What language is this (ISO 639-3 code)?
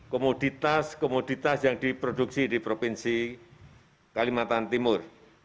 ind